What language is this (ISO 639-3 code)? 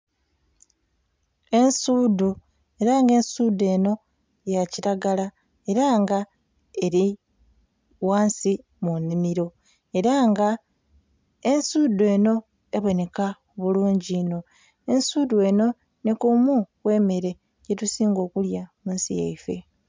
xog